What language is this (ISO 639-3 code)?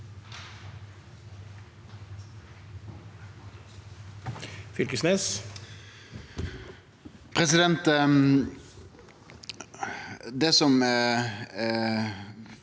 nor